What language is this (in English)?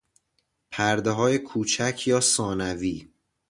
Persian